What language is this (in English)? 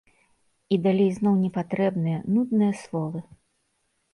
Belarusian